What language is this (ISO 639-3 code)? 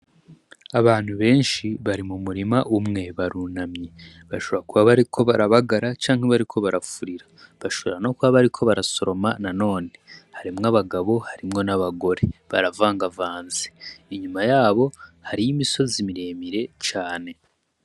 run